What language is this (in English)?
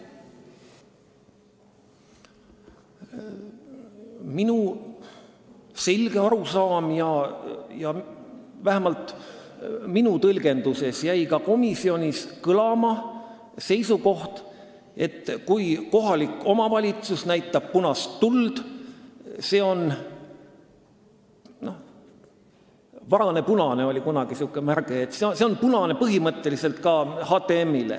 Estonian